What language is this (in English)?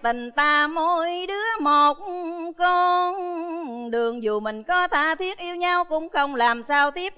Vietnamese